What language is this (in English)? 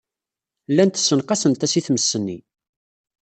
Kabyle